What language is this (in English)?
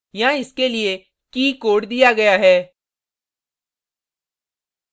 Hindi